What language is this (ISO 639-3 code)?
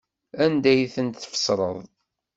kab